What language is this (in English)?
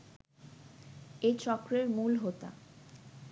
Bangla